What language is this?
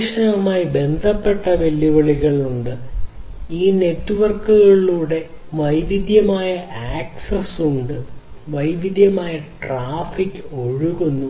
Malayalam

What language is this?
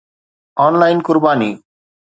Sindhi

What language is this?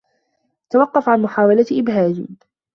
Arabic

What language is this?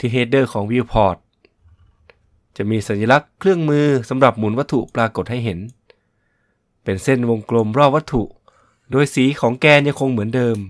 Thai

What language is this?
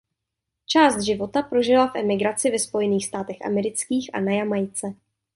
Czech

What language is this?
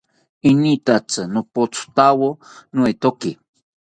South Ucayali Ashéninka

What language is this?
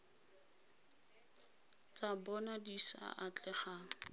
Tswana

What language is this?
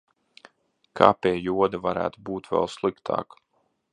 Latvian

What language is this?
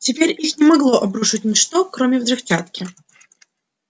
Russian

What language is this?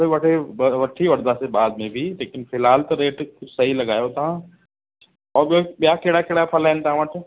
Sindhi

